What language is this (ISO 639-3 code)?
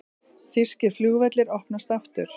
isl